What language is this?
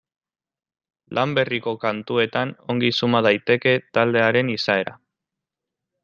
Basque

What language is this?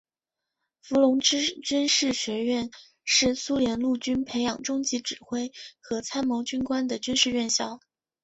Chinese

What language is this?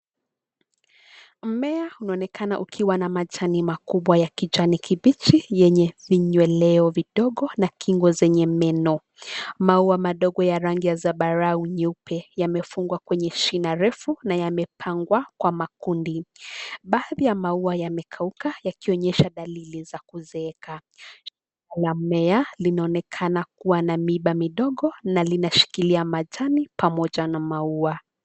Swahili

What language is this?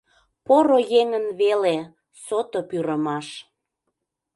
Mari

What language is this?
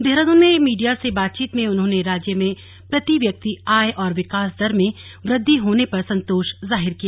Hindi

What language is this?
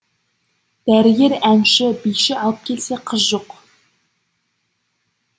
Kazakh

